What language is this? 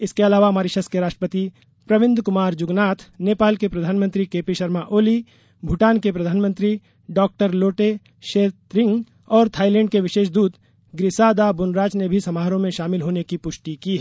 Hindi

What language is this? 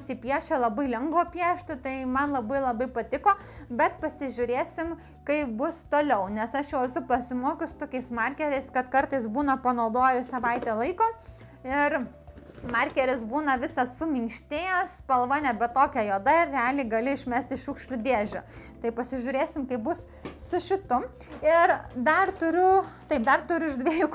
Lithuanian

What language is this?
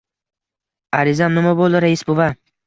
Uzbek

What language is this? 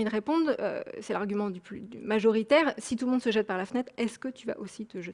French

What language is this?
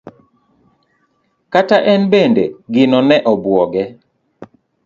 Luo (Kenya and Tanzania)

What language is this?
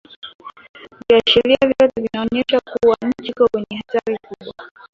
Swahili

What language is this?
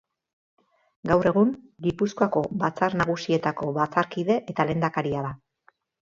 Basque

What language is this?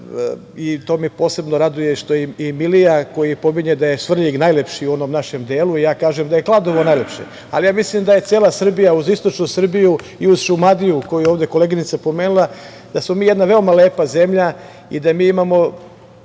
Serbian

